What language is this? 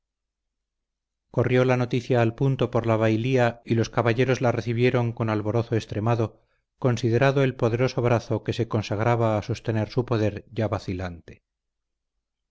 Spanish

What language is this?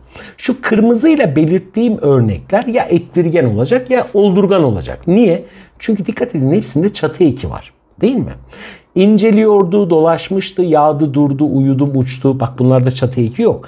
Turkish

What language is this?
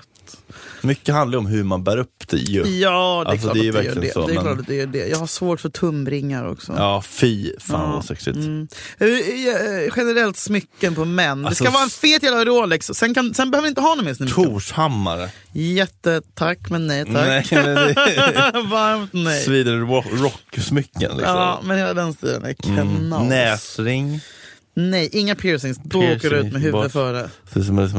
Swedish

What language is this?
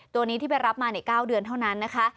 Thai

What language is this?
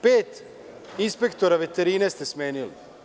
Serbian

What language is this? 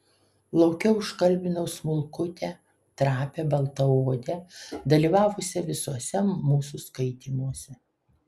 Lithuanian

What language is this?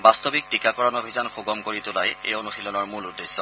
Assamese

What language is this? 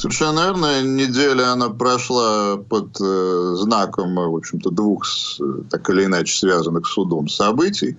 Russian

